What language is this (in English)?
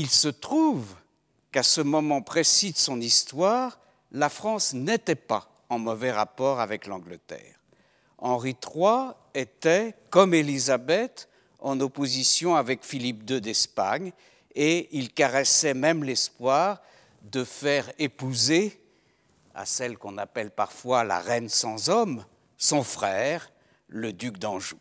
French